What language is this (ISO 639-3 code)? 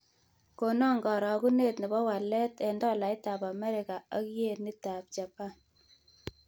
kln